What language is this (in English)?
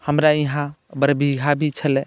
Maithili